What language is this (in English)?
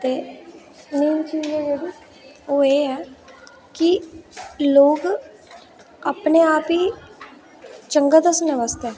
Dogri